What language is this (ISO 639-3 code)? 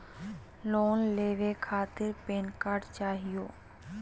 mag